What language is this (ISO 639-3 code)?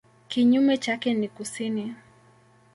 swa